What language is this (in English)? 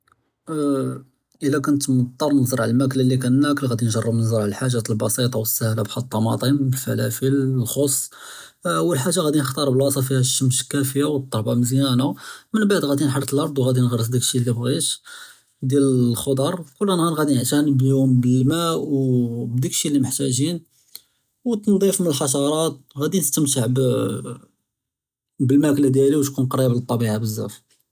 Judeo-Arabic